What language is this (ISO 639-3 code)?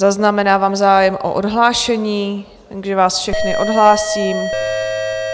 ces